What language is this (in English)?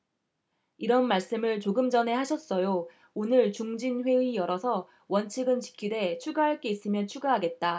Korean